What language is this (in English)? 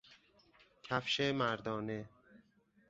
Persian